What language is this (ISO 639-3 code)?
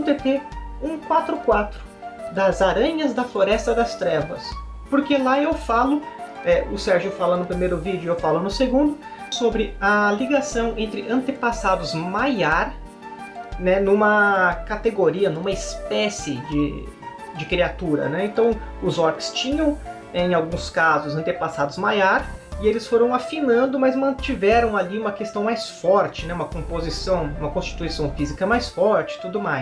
por